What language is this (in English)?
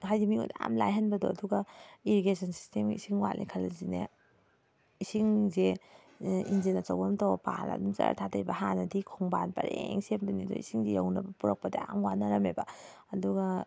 Manipuri